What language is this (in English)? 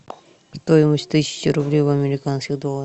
Russian